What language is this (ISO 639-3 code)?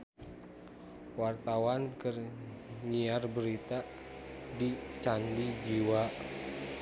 sun